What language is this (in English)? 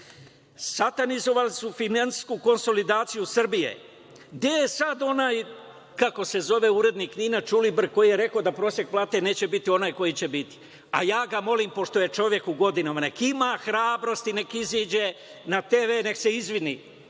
Serbian